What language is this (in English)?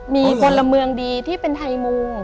Thai